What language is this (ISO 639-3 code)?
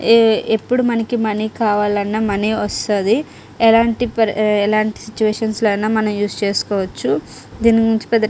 tel